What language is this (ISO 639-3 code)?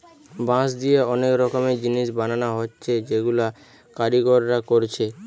ben